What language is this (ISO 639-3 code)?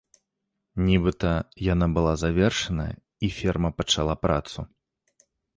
bel